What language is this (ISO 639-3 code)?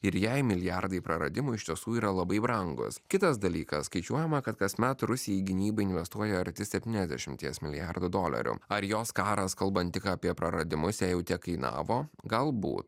lit